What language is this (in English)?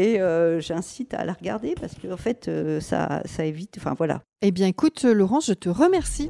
French